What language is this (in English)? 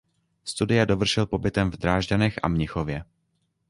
Czech